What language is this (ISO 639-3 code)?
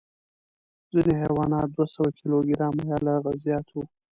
pus